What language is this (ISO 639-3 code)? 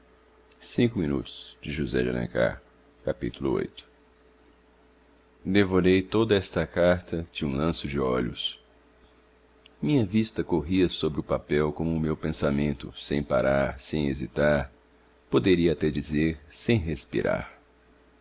por